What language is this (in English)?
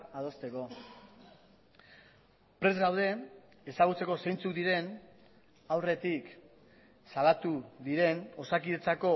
Basque